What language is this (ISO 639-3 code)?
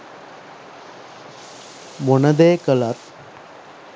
sin